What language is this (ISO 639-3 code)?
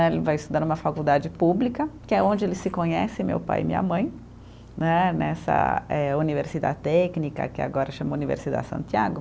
por